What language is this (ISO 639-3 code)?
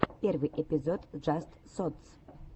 rus